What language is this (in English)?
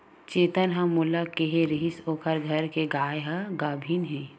Chhattisgarhi